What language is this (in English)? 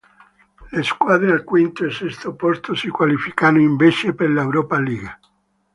Italian